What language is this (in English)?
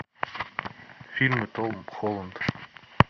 Russian